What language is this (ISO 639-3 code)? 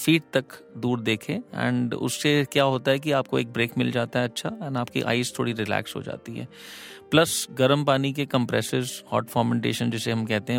hin